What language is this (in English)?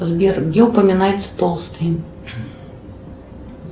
Russian